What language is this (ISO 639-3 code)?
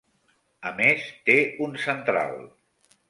cat